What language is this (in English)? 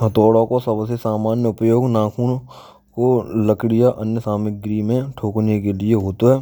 Braj